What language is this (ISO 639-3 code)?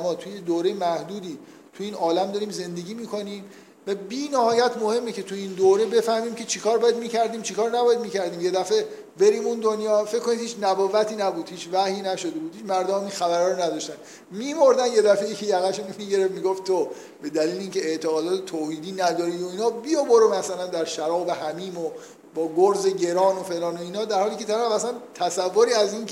fas